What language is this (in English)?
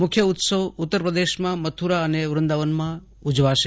Gujarati